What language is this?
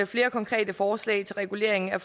Danish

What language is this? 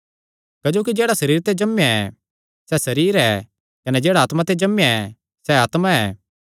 Kangri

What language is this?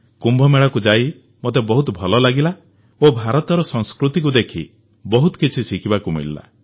Odia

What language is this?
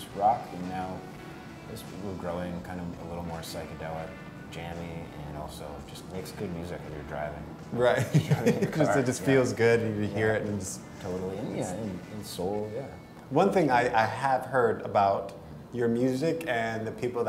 English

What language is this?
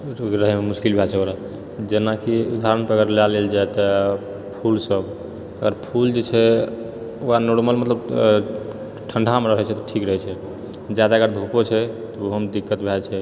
Maithili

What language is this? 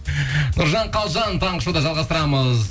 Kazakh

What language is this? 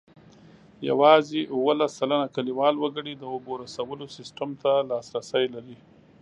Pashto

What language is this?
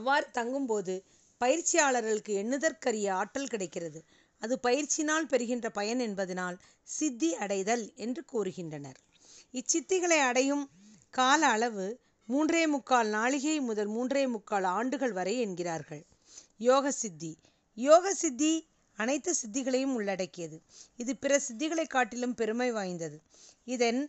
Tamil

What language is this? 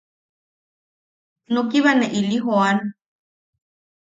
Yaqui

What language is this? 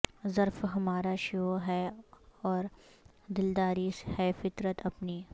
Urdu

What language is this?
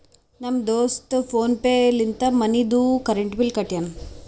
Kannada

